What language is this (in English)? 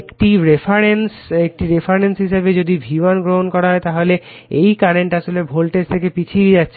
Bangla